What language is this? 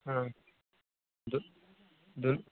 Maithili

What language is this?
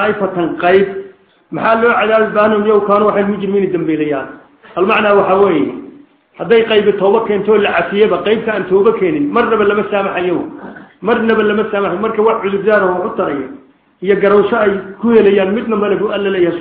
Arabic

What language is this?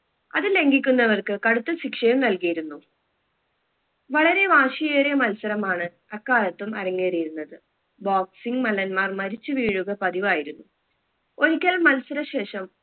Malayalam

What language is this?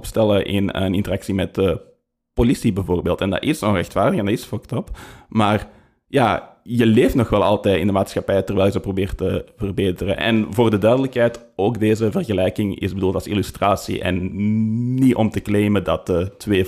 Dutch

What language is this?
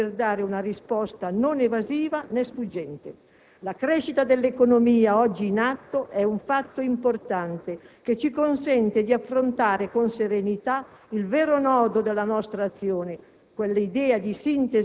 Italian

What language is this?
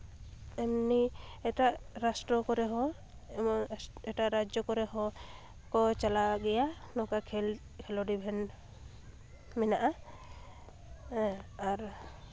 Santali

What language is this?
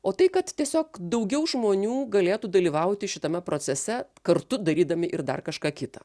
Lithuanian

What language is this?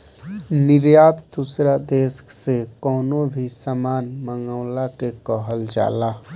Bhojpuri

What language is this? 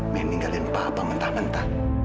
Indonesian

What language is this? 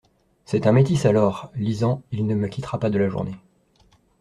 French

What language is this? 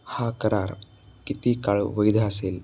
Marathi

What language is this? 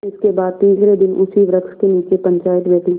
Hindi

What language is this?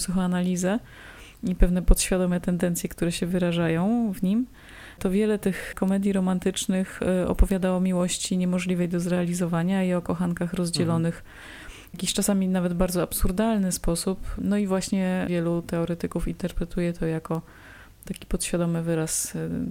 Polish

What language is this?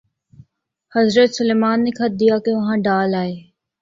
Urdu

